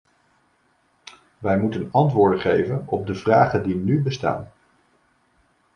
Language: Dutch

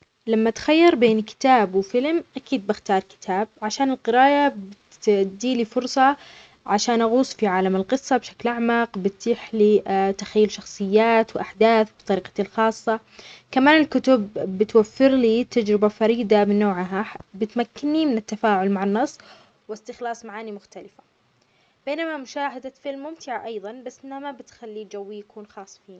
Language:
Omani Arabic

